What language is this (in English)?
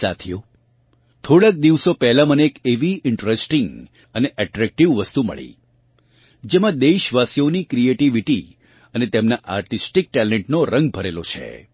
Gujarati